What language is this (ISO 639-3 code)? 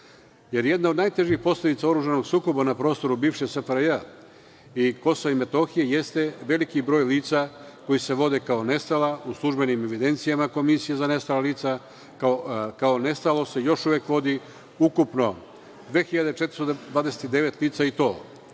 srp